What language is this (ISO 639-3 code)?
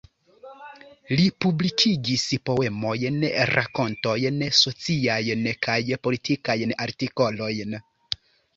epo